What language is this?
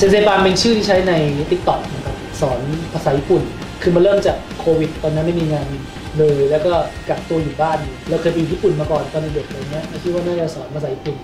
Thai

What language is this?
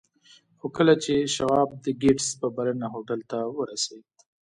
Pashto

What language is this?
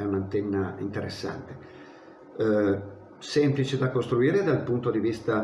Italian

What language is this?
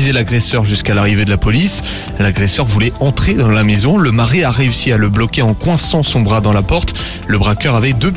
French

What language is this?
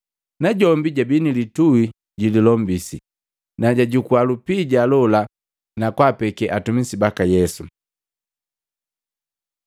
Matengo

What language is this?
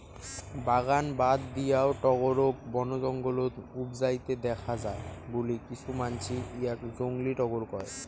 Bangla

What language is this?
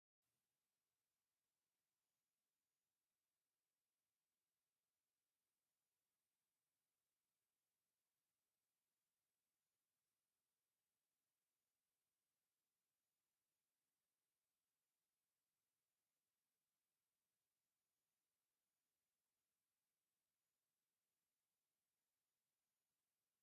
Tigrinya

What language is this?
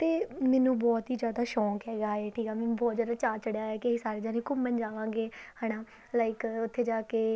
Punjabi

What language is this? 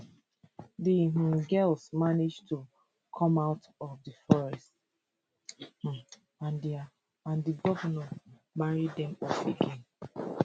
Nigerian Pidgin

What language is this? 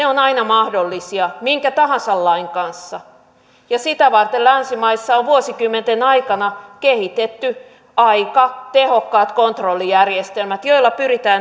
Finnish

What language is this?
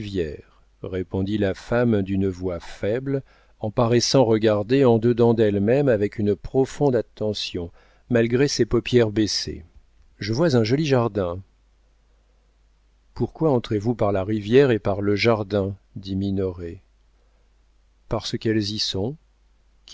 French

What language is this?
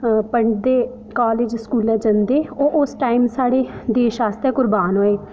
Dogri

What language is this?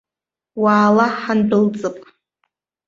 Abkhazian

